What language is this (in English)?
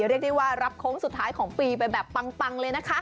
Thai